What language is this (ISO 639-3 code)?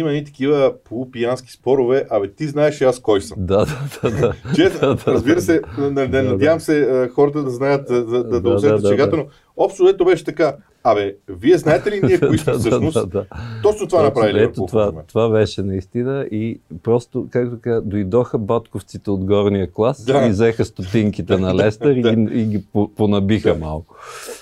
bul